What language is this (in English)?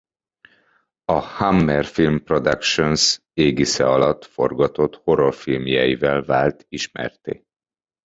Hungarian